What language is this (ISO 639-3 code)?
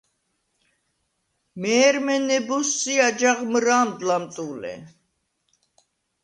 sva